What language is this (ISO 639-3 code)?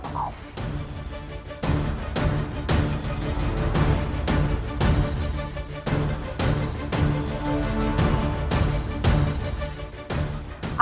ind